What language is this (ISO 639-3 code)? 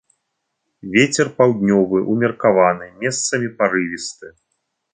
bel